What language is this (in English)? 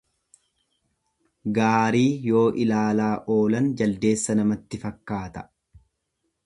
Oromo